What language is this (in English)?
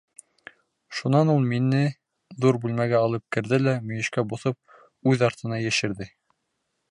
Bashkir